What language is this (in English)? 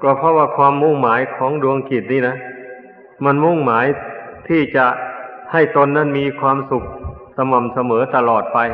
Thai